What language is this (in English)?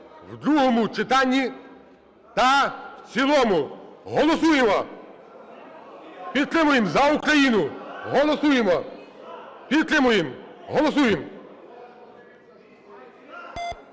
Ukrainian